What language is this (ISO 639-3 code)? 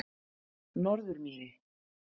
isl